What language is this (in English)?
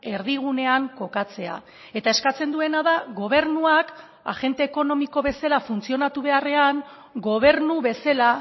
Basque